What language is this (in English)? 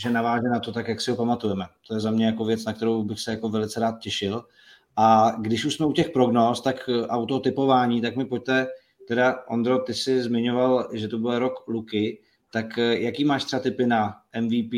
Czech